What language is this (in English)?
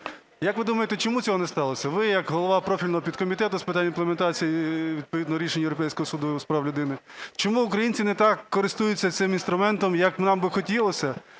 Ukrainian